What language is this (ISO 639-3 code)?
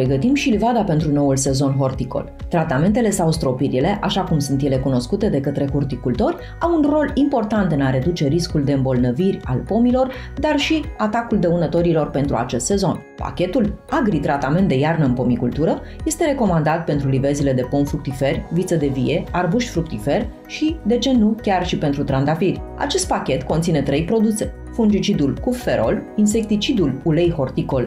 ron